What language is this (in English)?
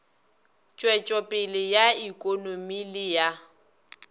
Northern Sotho